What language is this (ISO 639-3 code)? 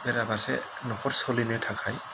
brx